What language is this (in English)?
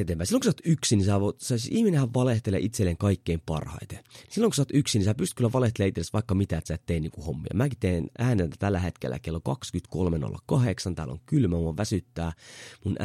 Finnish